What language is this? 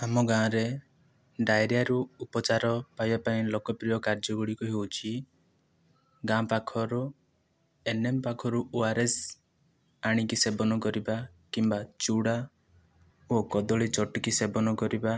Odia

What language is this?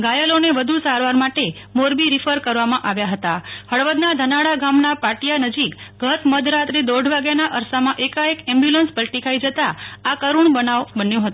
Gujarati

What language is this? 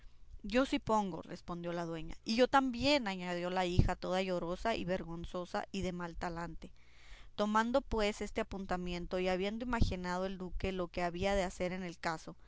Spanish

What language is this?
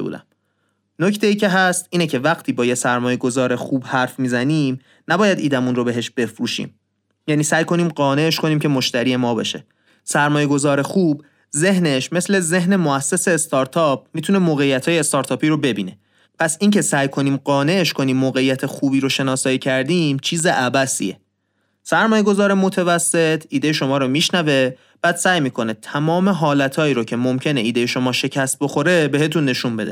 Persian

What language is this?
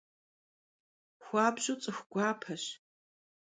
Kabardian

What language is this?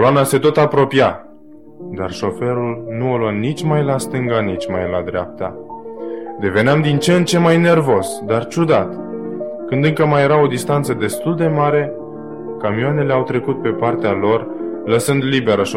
Romanian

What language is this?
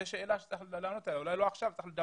Hebrew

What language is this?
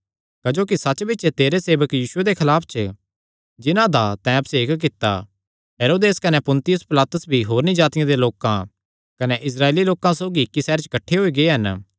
Kangri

